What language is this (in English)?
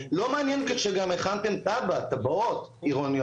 Hebrew